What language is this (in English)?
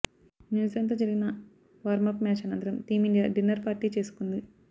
Telugu